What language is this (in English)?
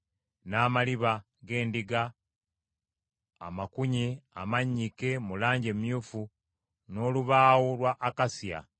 Ganda